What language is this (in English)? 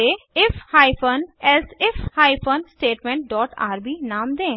Hindi